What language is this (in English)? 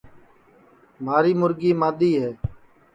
Sansi